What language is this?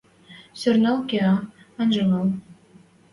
Western Mari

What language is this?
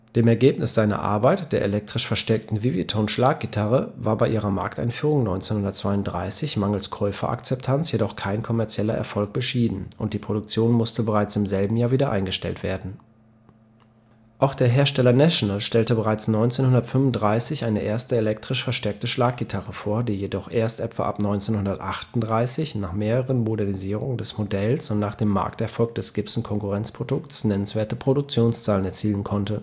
German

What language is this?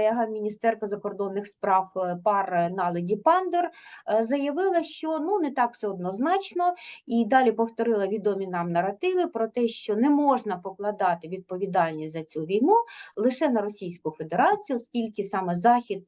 Ukrainian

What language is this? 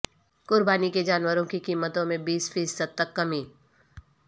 Urdu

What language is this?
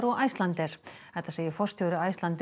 Icelandic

